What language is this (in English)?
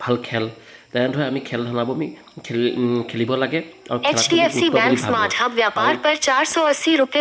Assamese